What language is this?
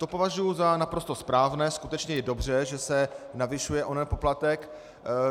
Czech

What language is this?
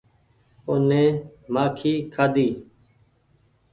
Goaria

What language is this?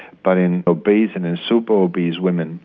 English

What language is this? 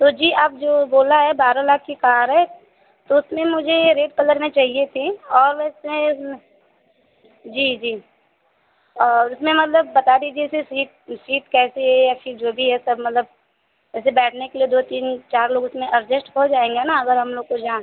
Hindi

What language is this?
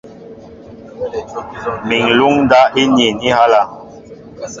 Mbo (Cameroon)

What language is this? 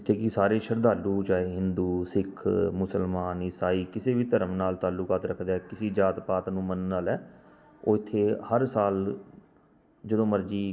Punjabi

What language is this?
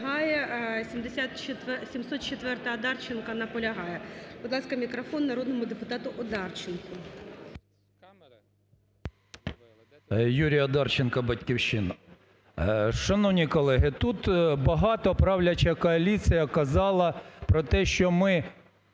Ukrainian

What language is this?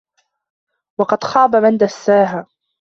Arabic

